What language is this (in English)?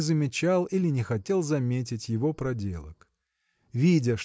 Russian